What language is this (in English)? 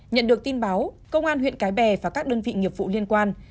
Vietnamese